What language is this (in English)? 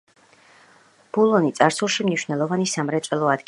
Georgian